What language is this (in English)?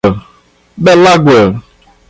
Portuguese